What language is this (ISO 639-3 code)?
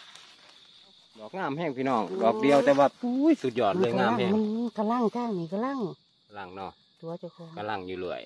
tha